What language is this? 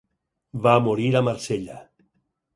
Catalan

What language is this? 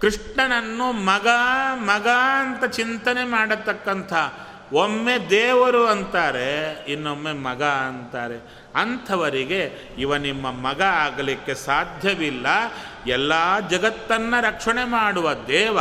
Kannada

